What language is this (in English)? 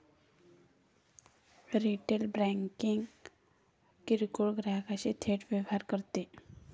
Marathi